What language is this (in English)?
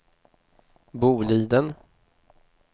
Swedish